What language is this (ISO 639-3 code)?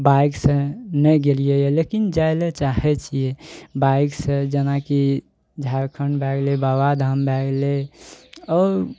mai